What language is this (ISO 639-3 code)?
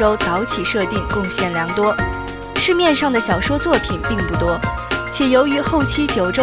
zho